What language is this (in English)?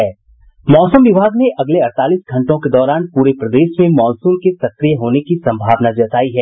Hindi